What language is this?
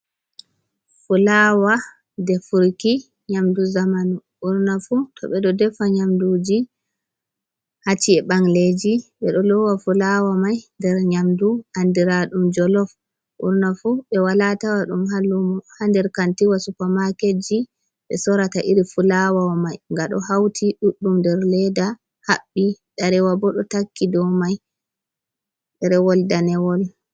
Fula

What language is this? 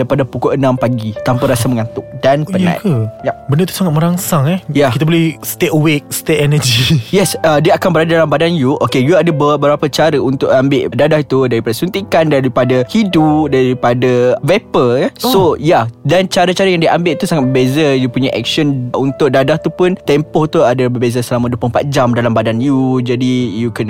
Malay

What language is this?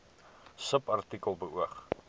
Afrikaans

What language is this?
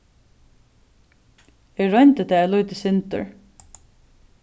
Faroese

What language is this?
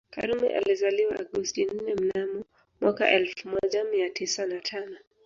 Swahili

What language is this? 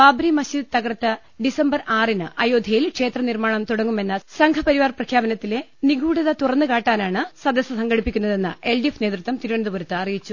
Malayalam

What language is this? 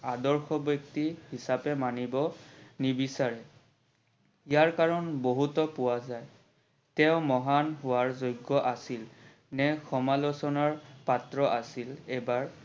Assamese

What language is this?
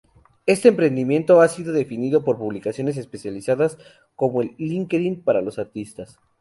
Spanish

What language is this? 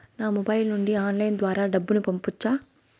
Telugu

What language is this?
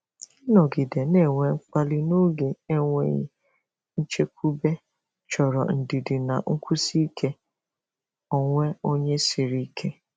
Igbo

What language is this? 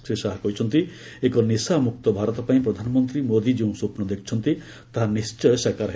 Odia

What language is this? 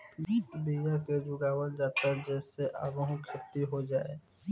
Bhojpuri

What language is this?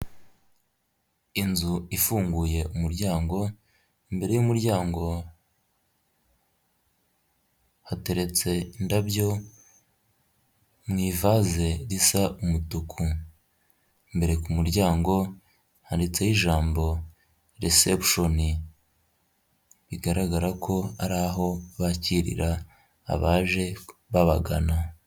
Kinyarwanda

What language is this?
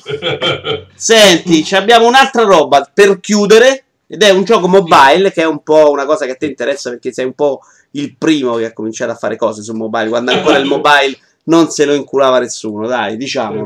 Italian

